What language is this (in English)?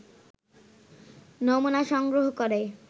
Bangla